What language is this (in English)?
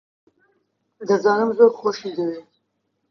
Central Kurdish